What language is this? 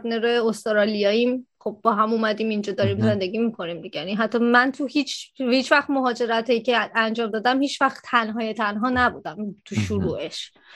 Persian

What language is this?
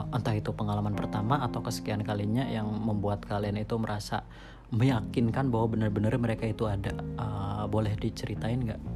Indonesian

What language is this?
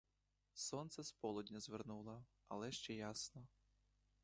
Ukrainian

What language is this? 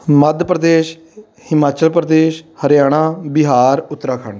Punjabi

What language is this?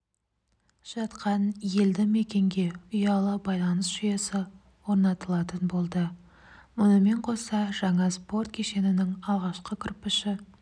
Kazakh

